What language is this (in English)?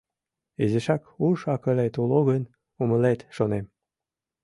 Mari